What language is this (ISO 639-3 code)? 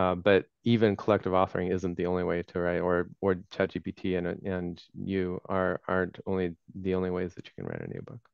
eng